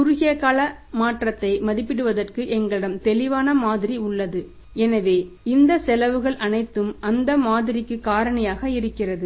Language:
Tamil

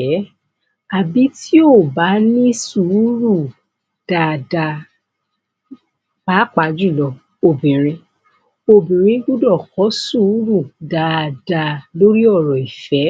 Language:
Yoruba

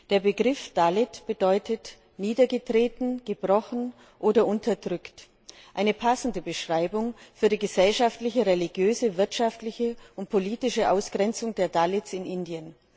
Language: German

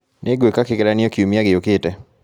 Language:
Kikuyu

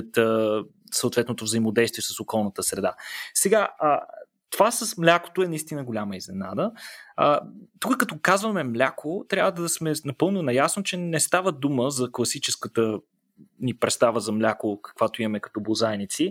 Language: Bulgarian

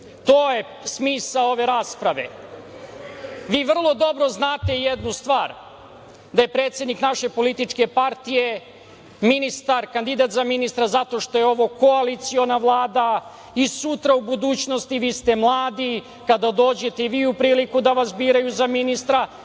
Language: Serbian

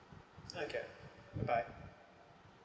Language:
English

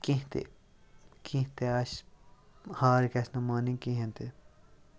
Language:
Kashmiri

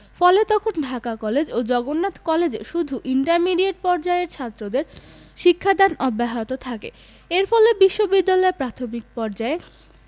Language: Bangla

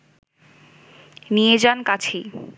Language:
Bangla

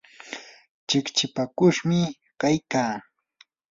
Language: Yanahuanca Pasco Quechua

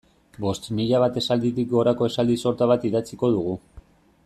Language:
Basque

